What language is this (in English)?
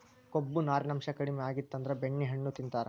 Kannada